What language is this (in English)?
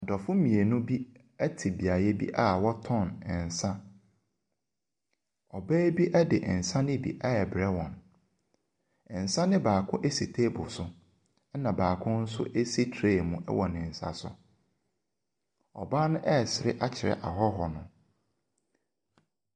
Akan